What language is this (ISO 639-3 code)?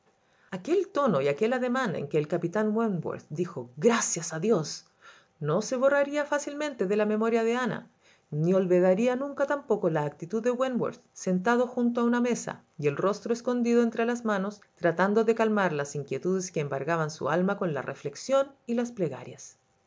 spa